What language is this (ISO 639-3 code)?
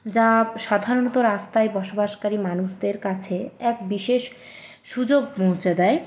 ben